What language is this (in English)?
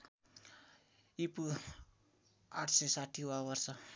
Nepali